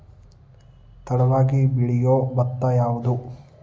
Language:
Kannada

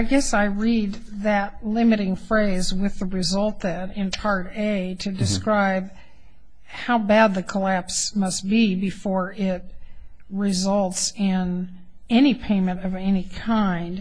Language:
English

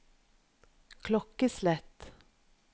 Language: Norwegian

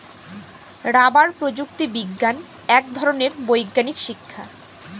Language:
Bangla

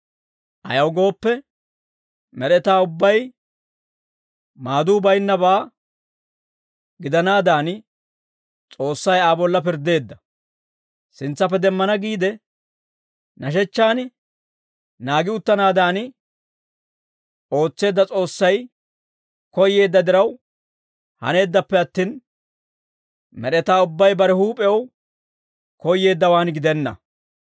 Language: Dawro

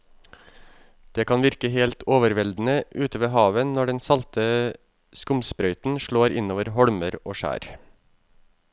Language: Norwegian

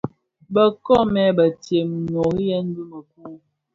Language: Bafia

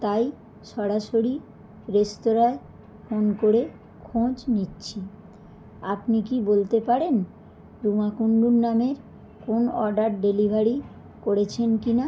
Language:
Bangla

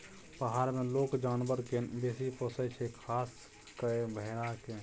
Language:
Maithili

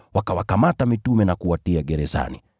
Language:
Swahili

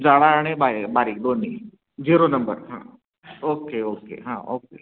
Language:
Marathi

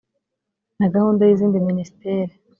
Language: Kinyarwanda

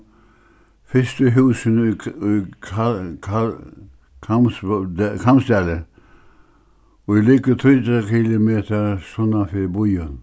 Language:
Faroese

